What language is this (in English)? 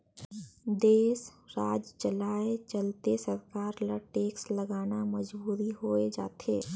Chhattisgarhi